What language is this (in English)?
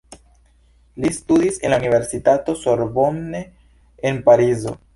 Esperanto